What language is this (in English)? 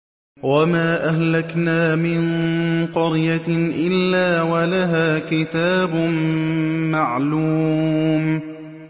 Arabic